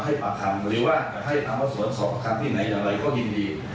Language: Thai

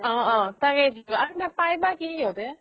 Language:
Assamese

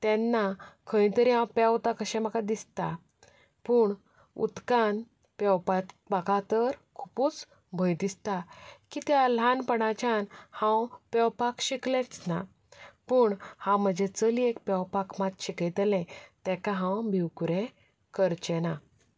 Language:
Konkani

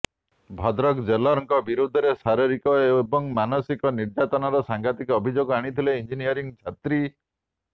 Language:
Odia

